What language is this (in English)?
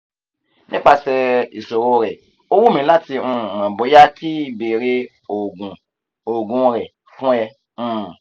Yoruba